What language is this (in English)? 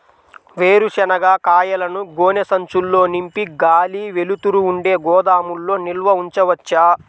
Telugu